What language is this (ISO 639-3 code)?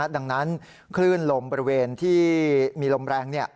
tha